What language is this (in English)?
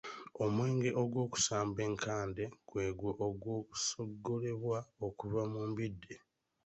Ganda